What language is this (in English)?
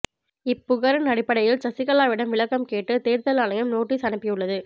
Tamil